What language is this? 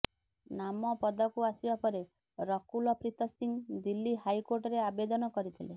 Odia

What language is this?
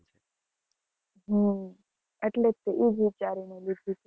Gujarati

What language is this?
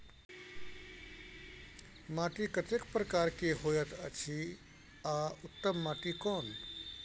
Maithili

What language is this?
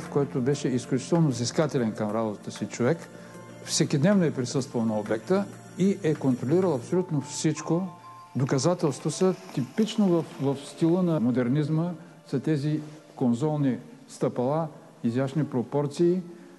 Bulgarian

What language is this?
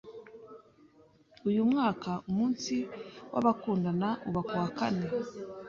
Kinyarwanda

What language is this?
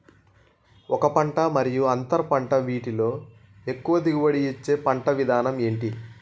Telugu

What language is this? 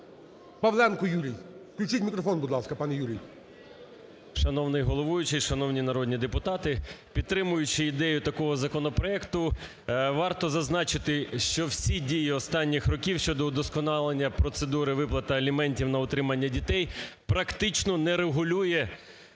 Ukrainian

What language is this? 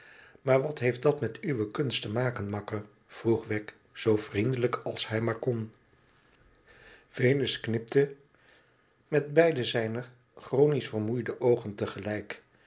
Dutch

